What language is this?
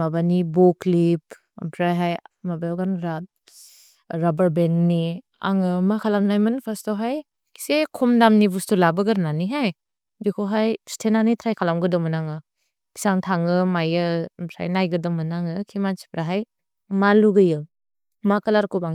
Bodo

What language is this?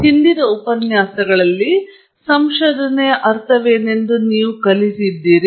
Kannada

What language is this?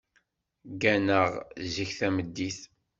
Kabyle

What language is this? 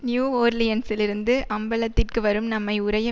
Tamil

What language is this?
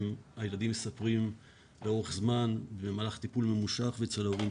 Hebrew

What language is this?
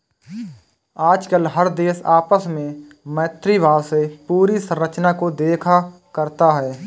Hindi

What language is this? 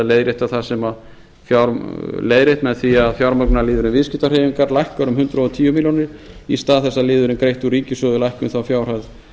Icelandic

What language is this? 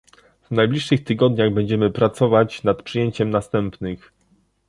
Polish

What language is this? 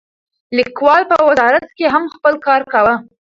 Pashto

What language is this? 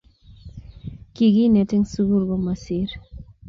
Kalenjin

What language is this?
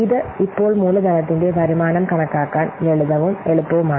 Malayalam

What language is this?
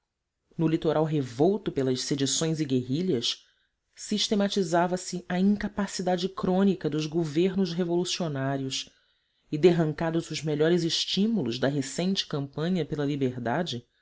Portuguese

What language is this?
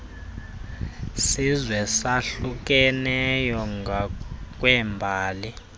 Xhosa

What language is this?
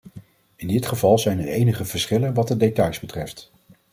Dutch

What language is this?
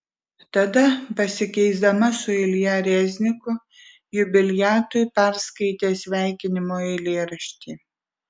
Lithuanian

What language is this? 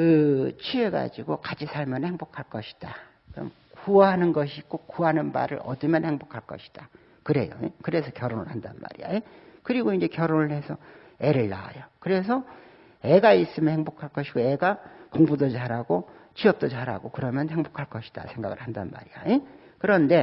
Korean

